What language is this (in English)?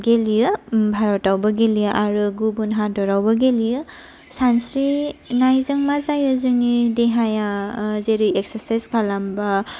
Bodo